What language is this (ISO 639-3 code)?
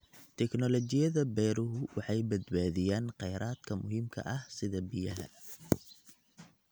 som